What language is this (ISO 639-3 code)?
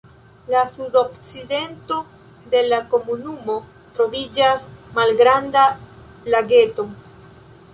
epo